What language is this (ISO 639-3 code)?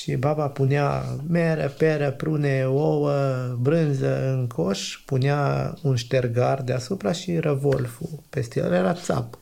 ron